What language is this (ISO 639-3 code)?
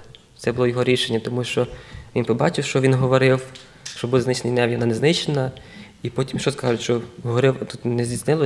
ukr